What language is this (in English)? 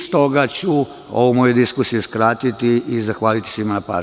Serbian